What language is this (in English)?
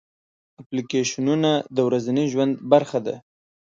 Pashto